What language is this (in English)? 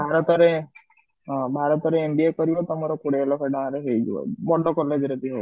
Odia